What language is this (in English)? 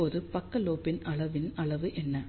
Tamil